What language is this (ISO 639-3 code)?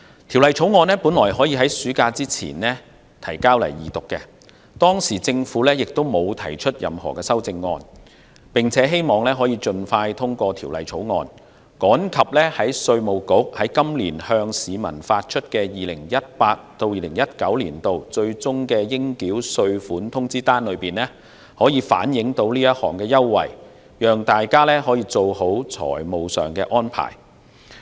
yue